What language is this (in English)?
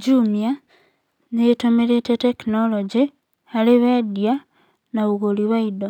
Kikuyu